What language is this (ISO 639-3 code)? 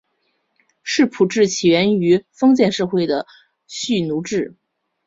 zho